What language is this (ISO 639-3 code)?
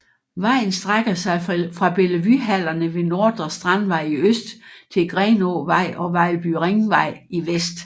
dan